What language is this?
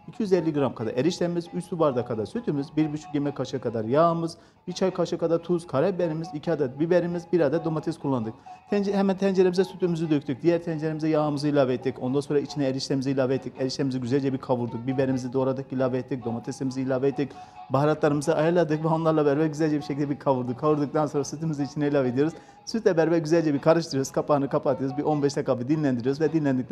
Turkish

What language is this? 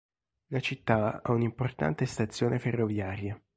Italian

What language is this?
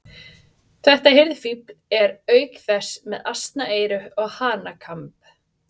Icelandic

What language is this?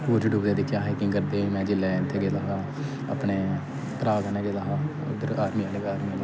Dogri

